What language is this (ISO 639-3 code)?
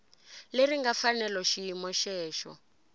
tso